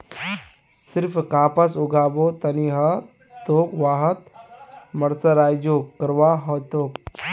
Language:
Magahi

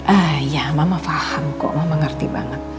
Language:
Indonesian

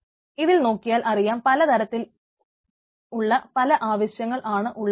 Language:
Malayalam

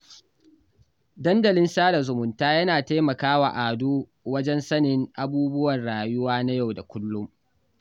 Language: Hausa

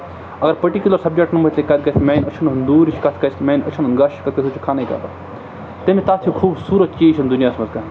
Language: Kashmiri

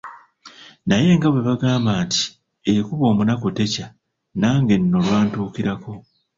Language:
Ganda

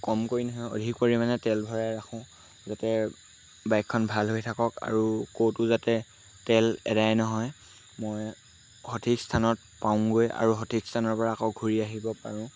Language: Assamese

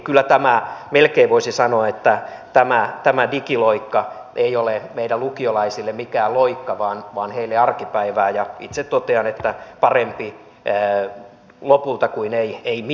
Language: Finnish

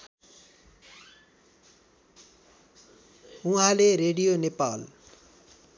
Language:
Nepali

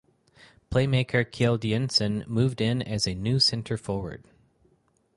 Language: English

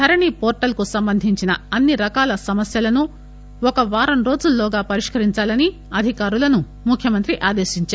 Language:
Telugu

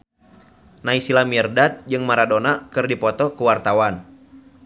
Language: Sundanese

